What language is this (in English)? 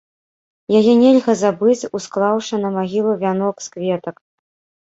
Belarusian